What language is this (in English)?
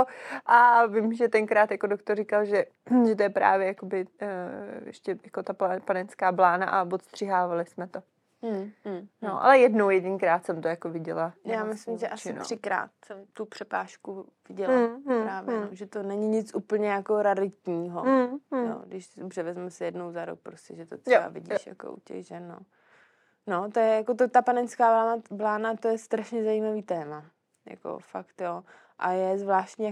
Czech